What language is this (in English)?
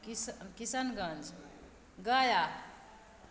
Maithili